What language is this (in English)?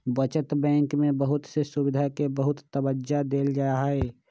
Magahi